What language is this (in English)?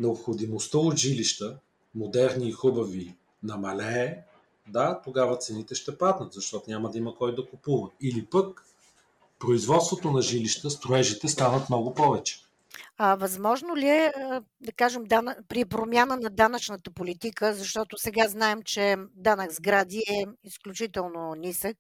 Bulgarian